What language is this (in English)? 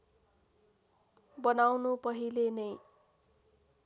Nepali